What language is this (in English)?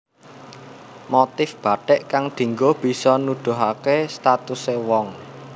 Javanese